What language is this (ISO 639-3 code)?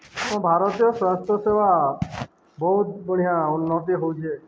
ori